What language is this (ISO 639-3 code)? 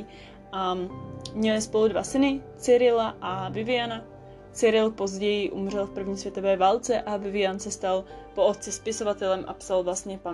ces